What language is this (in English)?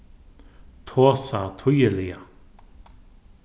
Faroese